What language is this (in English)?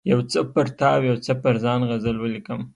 Pashto